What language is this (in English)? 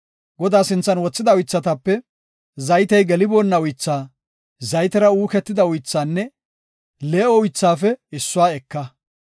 Gofa